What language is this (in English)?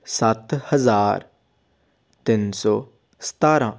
Punjabi